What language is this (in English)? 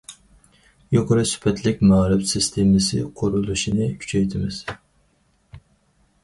Uyghur